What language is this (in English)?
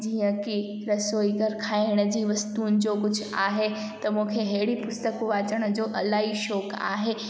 Sindhi